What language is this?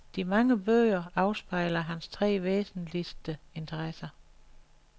Danish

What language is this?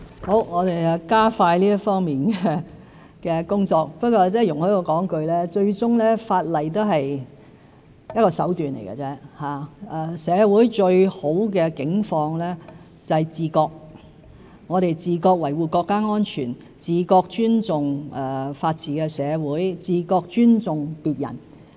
Cantonese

